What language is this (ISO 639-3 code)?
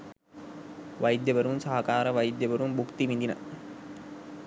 sin